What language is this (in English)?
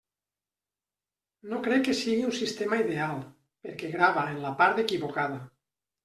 Catalan